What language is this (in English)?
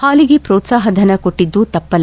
Kannada